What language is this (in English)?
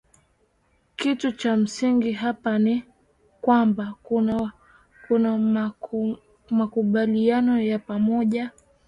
Swahili